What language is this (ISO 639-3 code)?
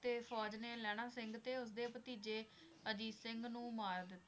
pan